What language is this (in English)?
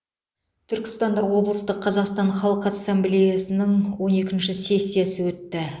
Kazakh